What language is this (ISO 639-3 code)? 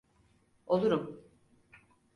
tur